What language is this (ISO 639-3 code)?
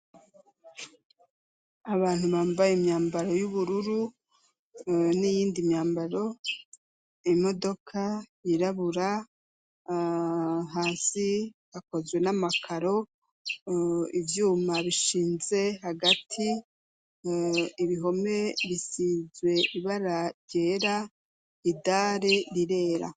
run